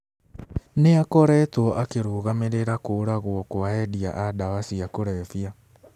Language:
Kikuyu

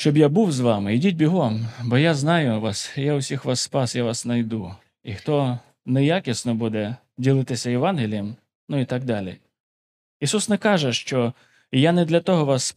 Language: Ukrainian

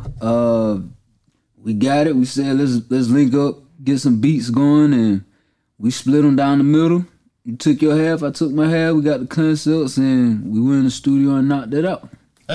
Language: English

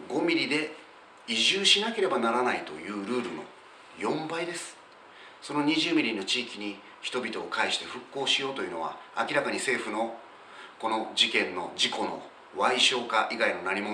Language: Japanese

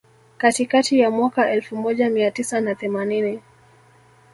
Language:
Swahili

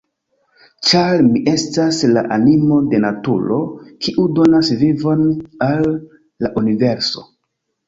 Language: Esperanto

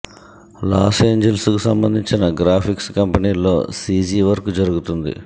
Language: Telugu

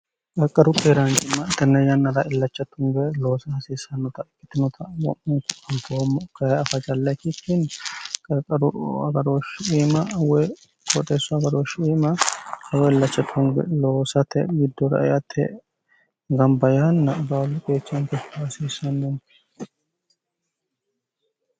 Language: Sidamo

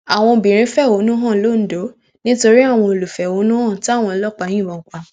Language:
Yoruba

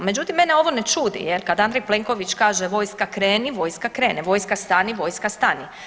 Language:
Croatian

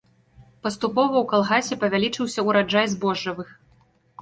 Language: Belarusian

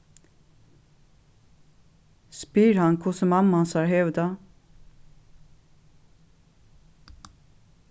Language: Faroese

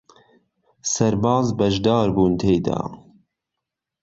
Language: Central Kurdish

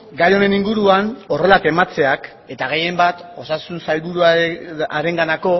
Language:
Basque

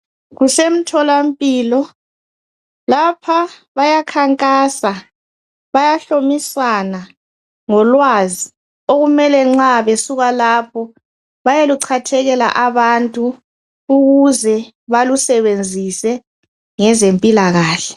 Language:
North Ndebele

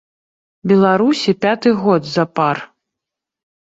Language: Belarusian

